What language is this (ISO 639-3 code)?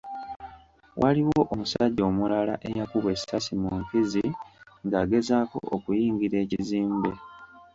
lug